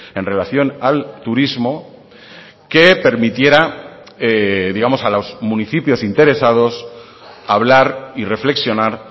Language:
Spanish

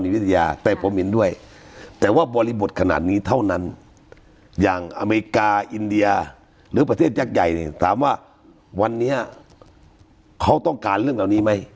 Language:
Thai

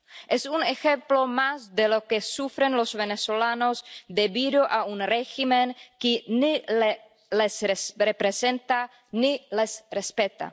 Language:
Spanish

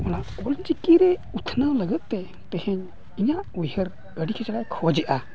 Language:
Santali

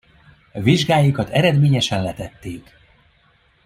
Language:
Hungarian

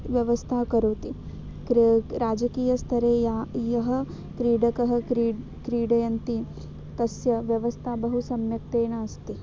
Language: Sanskrit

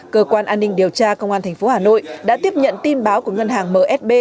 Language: Vietnamese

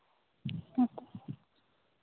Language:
Santali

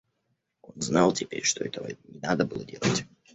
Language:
Russian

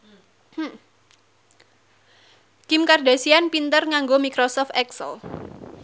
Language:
Javanese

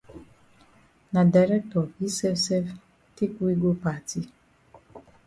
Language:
Cameroon Pidgin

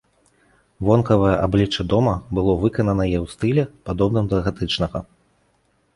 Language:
Belarusian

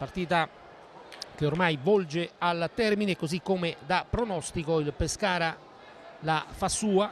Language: Italian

